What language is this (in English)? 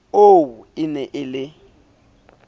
Southern Sotho